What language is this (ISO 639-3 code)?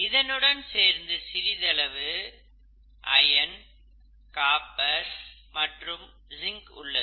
tam